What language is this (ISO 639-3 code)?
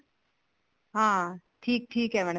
pan